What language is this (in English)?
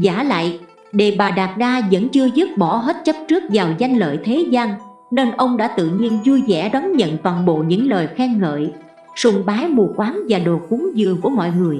Vietnamese